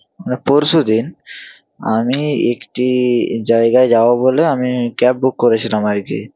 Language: Bangla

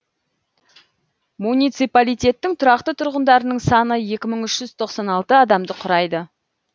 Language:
Kazakh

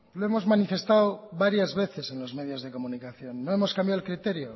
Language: Spanish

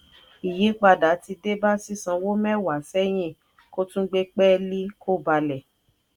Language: Yoruba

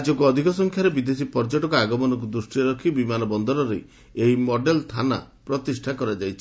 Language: Odia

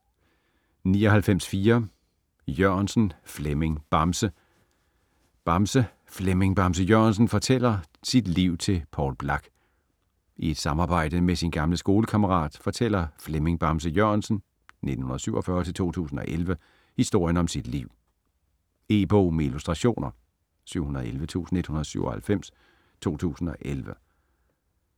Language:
Danish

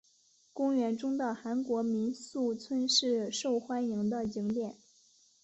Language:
Chinese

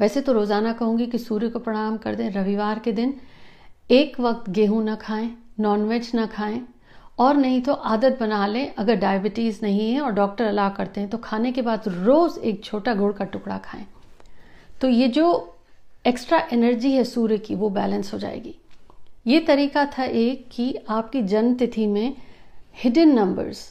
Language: Hindi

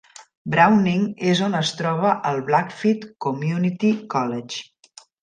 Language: Catalan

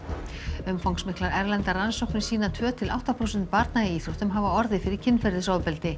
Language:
Icelandic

